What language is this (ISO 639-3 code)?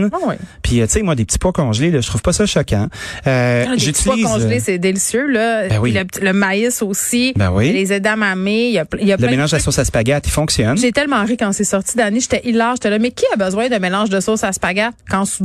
fra